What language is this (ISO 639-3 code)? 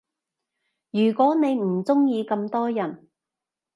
yue